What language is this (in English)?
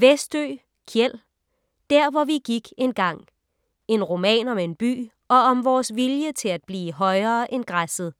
Danish